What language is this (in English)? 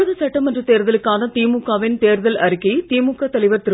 Tamil